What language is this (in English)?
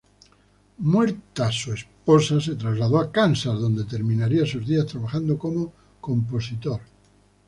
Spanish